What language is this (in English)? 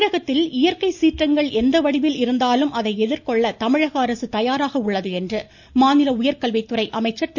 Tamil